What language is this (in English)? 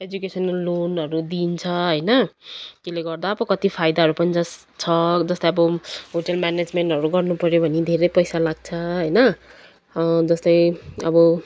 Nepali